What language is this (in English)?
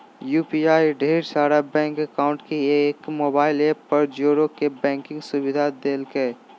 Magahi